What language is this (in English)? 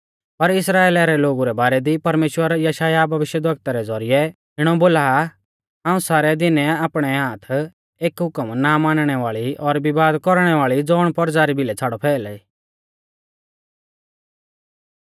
Mahasu Pahari